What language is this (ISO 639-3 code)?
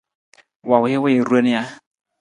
nmz